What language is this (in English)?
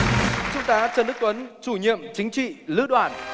Vietnamese